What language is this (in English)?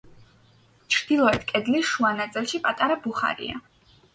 Georgian